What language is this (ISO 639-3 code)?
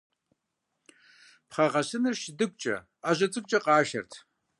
kbd